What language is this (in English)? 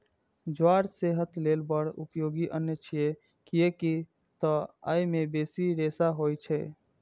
Maithili